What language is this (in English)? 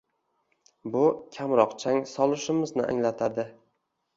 Uzbek